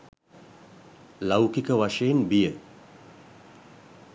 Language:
Sinhala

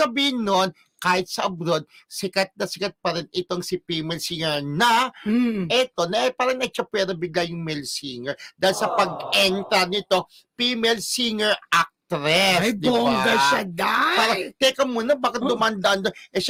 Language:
Filipino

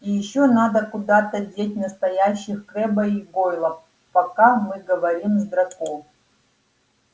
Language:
Russian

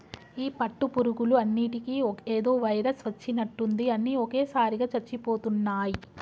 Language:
Telugu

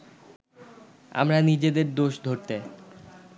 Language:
Bangla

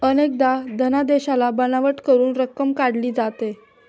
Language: Marathi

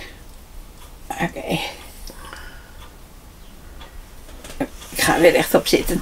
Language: Dutch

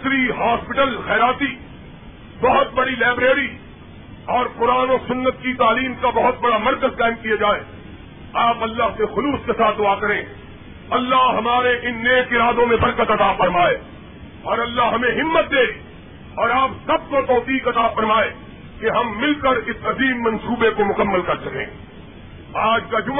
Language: Urdu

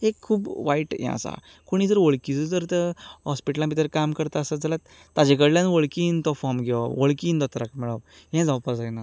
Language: Konkani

